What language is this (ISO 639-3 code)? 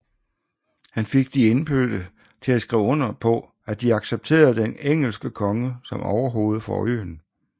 dan